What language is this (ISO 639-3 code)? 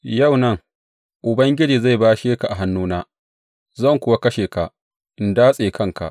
hau